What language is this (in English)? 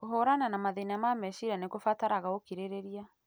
Kikuyu